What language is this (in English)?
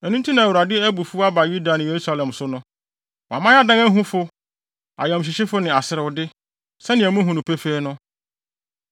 Akan